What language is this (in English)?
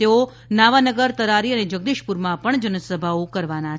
Gujarati